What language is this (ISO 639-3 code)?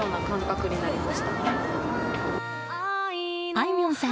jpn